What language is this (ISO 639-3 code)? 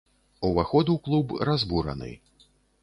bel